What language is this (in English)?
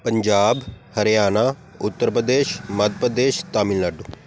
Punjabi